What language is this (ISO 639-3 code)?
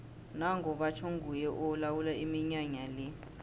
nbl